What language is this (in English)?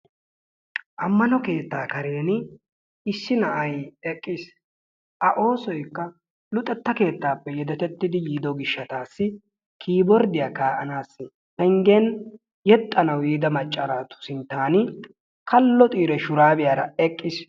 Wolaytta